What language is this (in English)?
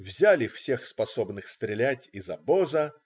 Russian